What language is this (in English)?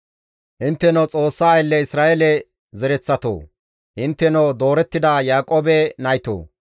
Gamo